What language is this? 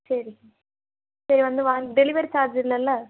Tamil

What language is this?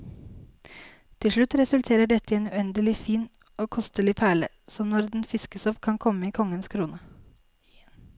Norwegian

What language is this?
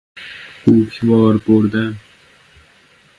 Persian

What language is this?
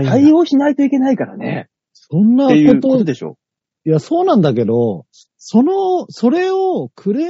Japanese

